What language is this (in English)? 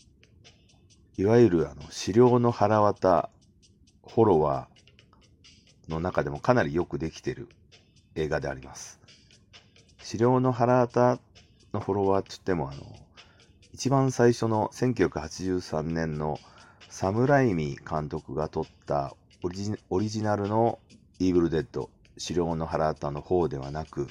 Japanese